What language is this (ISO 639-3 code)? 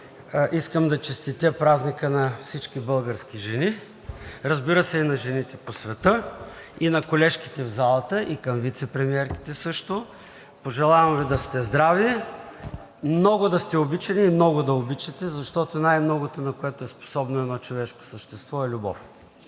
bul